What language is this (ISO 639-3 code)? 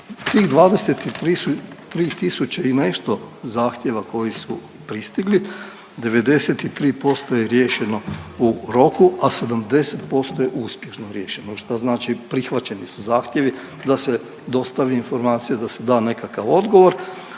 hrv